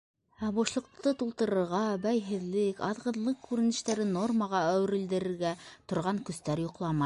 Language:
Bashkir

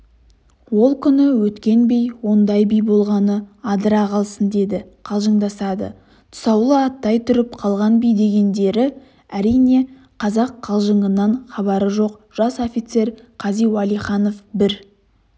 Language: Kazakh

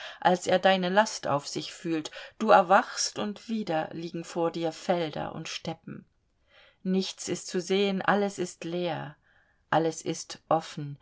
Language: German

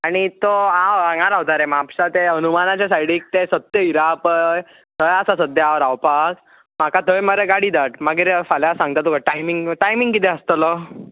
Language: Konkani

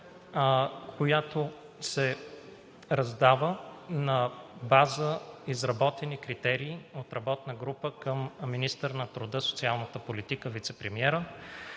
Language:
Bulgarian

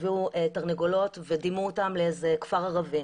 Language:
Hebrew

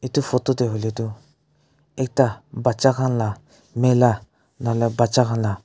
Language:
Naga Pidgin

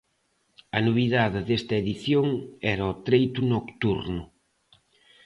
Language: Galician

